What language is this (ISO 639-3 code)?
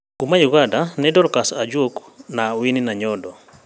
kik